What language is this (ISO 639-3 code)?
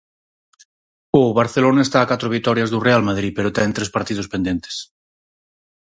glg